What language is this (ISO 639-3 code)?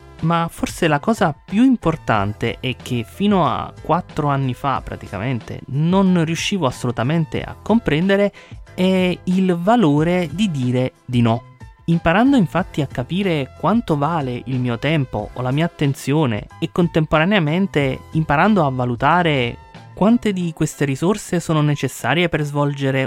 ita